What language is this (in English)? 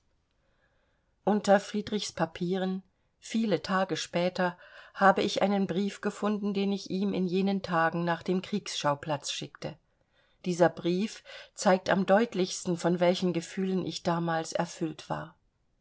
German